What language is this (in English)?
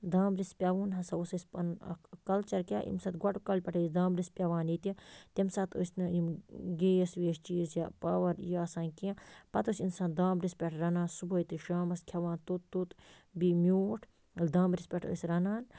Kashmiri